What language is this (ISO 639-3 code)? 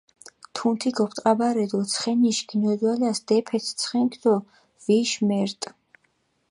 xmf